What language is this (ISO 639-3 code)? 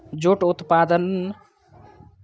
mai